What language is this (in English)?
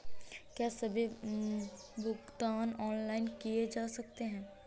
Hindi